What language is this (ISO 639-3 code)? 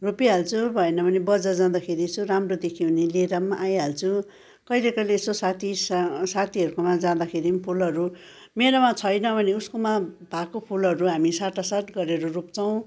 nep